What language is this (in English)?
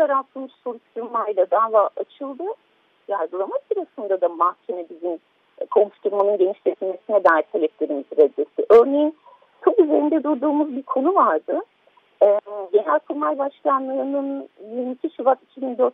Turkish